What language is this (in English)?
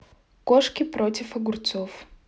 Russian